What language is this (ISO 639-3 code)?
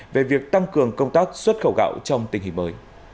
vie